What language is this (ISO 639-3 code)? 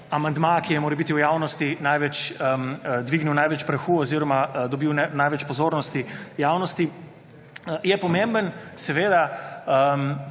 slv